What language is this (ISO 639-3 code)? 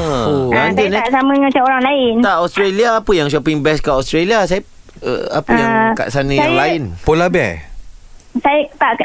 msa